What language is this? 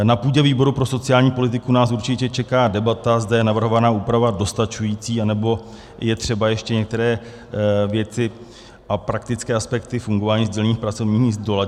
Czech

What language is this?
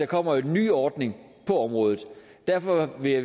Danish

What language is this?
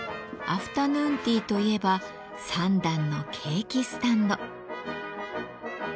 Japanese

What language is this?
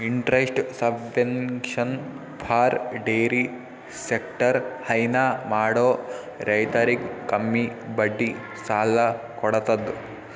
Kannada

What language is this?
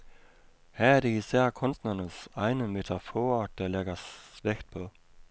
Danish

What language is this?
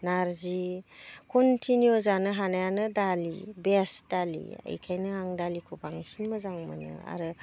Bodo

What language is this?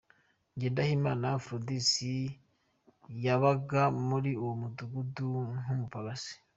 Kinyarwanda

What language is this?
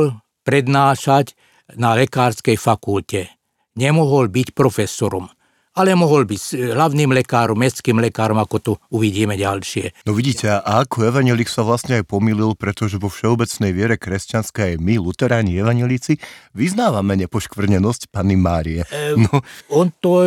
Slovak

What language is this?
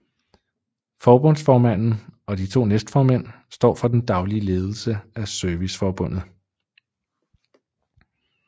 Danish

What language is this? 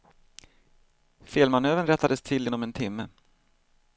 Swedish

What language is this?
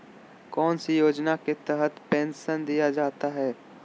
Magahi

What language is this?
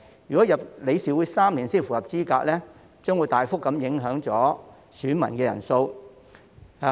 Cantonese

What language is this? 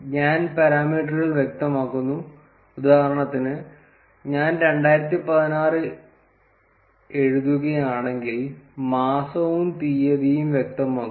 Malayalam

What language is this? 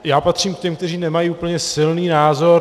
Czech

